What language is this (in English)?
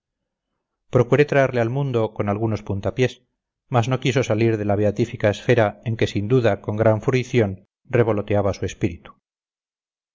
Spanish